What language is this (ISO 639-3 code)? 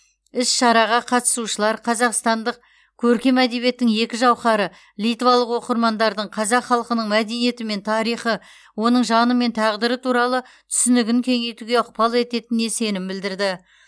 kaz